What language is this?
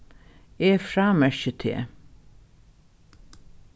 Faroese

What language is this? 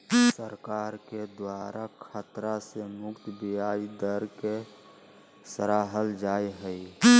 Magahi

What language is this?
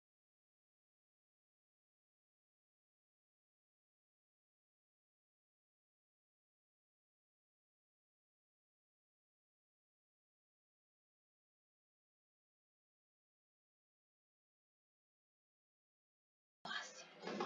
Portuguese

